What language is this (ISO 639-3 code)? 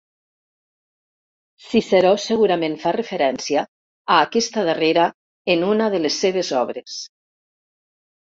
cat